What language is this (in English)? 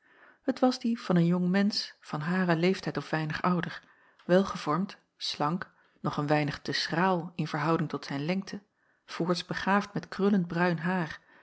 Dutch